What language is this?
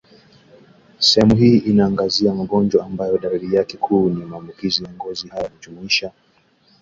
Swahili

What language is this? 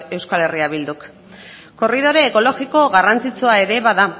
Basque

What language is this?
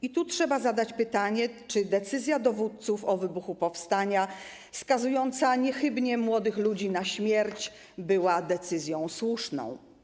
Polish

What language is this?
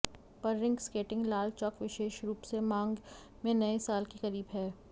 Hindi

